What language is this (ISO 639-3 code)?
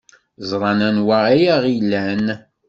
kab